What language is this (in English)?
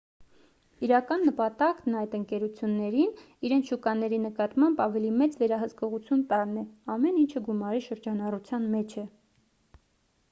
Armenian